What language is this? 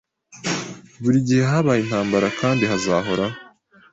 Kinyarwanda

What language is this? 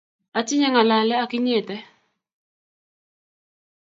Kalenjin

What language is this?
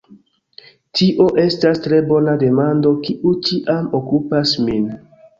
Esperanto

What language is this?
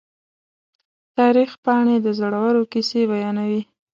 Pashto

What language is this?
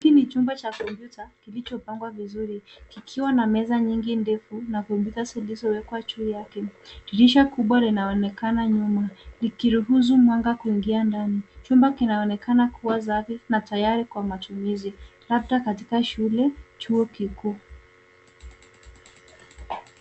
Swahili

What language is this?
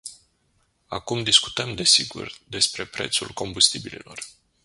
Romanian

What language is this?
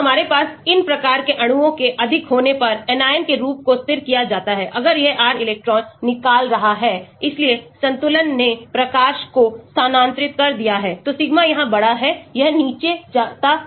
Hindi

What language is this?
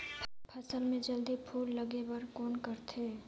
Chhattisgarhi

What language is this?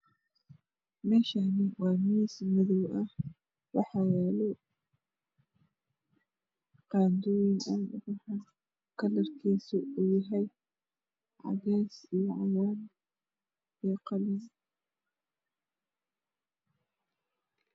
Somali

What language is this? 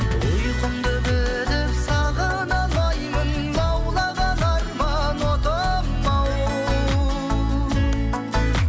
Kazakh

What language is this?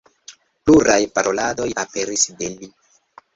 Esperanto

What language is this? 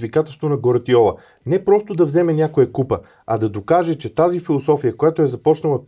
Bulgarian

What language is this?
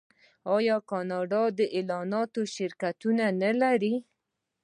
Pashto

